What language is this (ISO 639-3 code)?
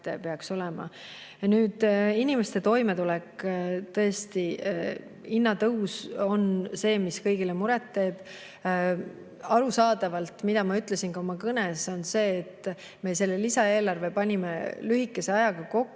est